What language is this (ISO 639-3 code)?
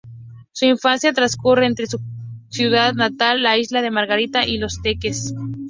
spa